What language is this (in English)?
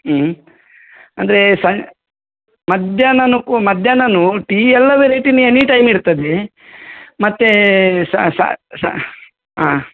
Kannada